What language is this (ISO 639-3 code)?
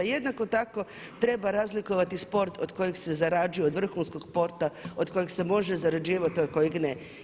hrv